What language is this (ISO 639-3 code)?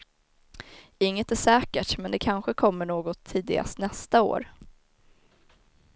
swe